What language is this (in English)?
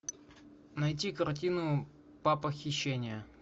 Russian